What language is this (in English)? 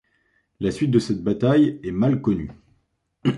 French